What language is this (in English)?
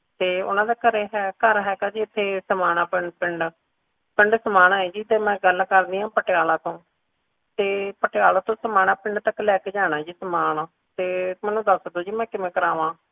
Punjabi